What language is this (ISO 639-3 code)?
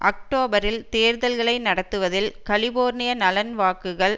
tam